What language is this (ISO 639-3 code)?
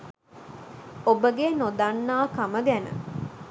sin